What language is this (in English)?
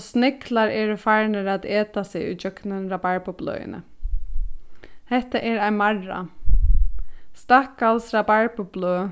Faroese